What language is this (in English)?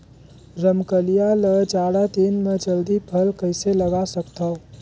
Chhattisgarhi